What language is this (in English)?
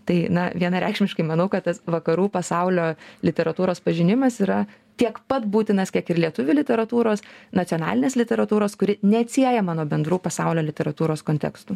Lithuanian